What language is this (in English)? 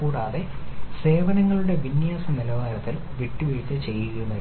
Malayalam